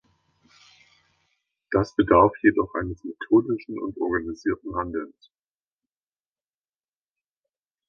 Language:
German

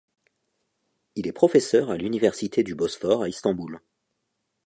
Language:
French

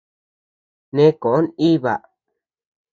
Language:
Tepeuxila Cuicatec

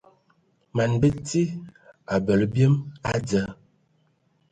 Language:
Ewondo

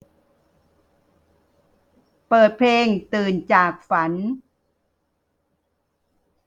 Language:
Thai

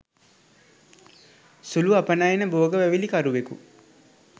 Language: Sinhala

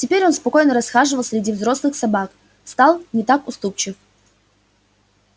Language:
Russian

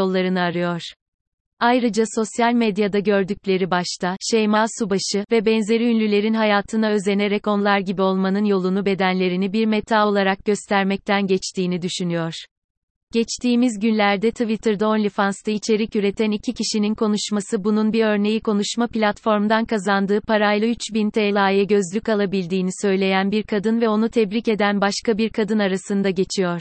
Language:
Turkish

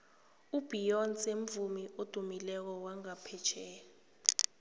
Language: South Ndebele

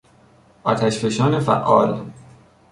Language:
Persian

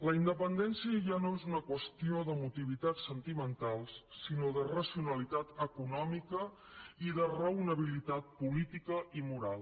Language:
Catalan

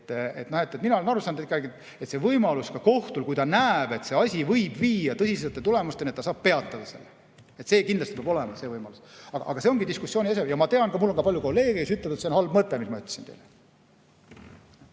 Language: Estonian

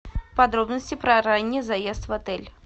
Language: Russian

